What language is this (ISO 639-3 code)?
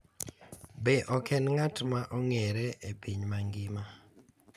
luo